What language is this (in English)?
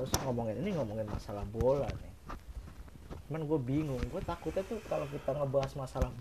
Indonesian